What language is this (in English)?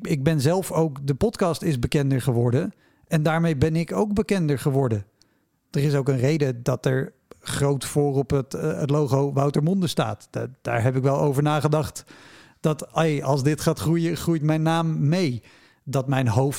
Dutch